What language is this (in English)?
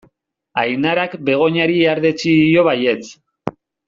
Basque